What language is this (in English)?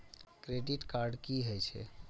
Maithili